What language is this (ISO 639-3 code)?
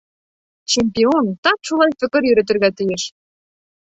bak